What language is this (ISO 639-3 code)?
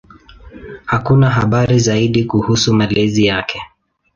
swa